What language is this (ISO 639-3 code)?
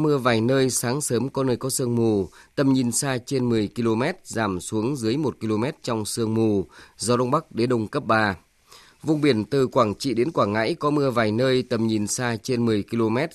vie